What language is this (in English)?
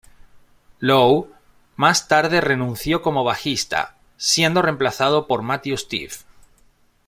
Spanish